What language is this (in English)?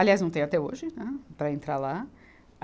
Portuguese